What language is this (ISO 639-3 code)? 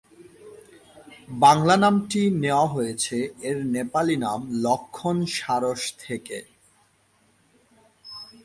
ben